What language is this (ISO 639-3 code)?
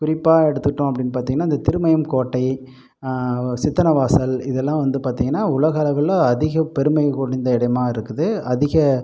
tam